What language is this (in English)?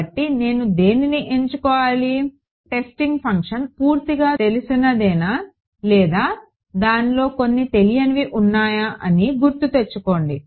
Telugu